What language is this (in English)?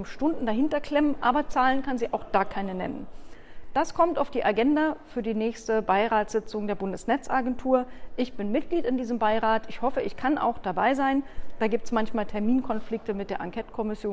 German